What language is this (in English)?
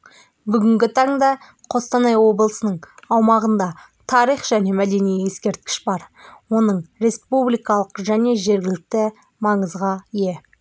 Kazakh